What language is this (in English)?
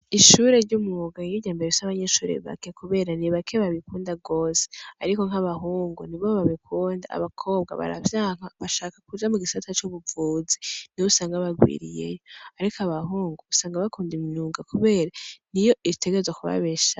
Rundi